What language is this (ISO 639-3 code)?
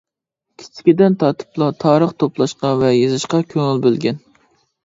uig